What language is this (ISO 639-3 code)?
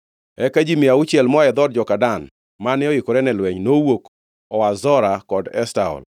luo